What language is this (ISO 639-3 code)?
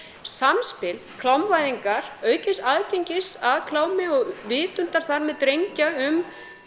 isl